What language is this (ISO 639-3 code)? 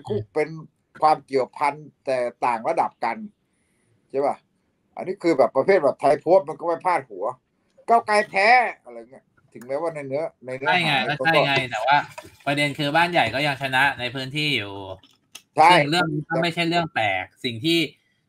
tha